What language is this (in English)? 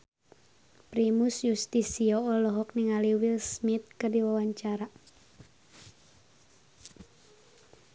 Sundanese